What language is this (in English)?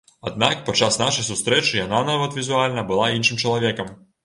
Belarusian